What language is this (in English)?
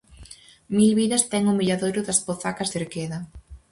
Galician